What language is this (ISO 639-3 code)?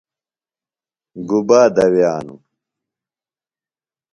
phl